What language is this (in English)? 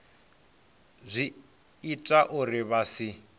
Venda